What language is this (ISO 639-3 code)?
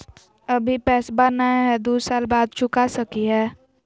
mag